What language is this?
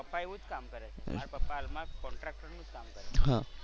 Gujarati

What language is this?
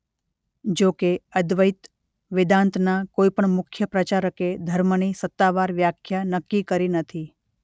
Gujarati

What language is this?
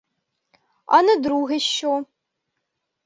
Ukrainian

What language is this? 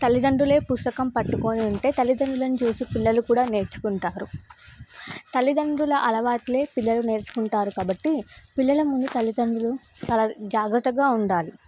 Telugu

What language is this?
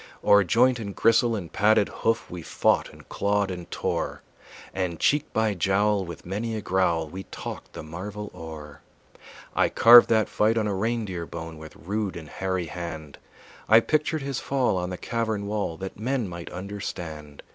English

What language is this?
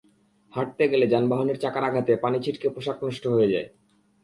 Bangla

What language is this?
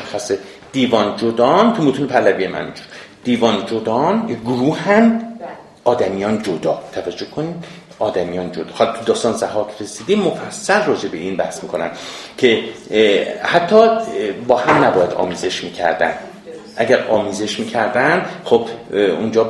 Persian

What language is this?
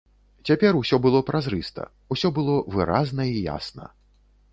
Belarusian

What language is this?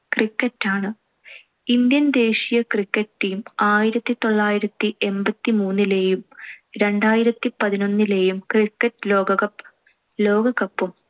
Malayalam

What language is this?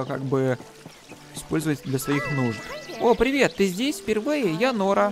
Russian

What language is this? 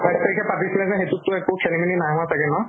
Assamese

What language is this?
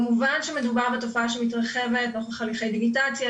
Hebrew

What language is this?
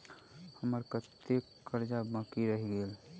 Maithili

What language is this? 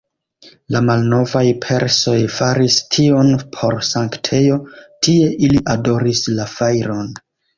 Esperanto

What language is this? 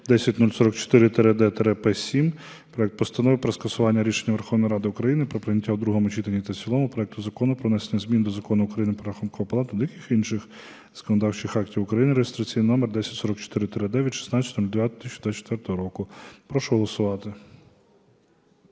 Ukrainian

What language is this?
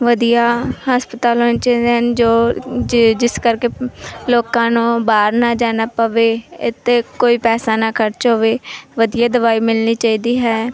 Punjabi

